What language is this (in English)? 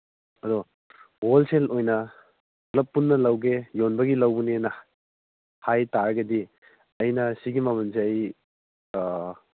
Manipuri